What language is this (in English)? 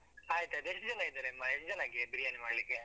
Kannada